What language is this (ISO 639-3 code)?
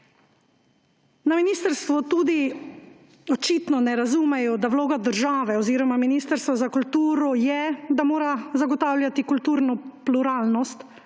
slv